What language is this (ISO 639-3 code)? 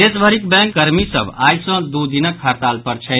mai